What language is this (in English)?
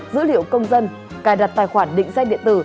Vietnamese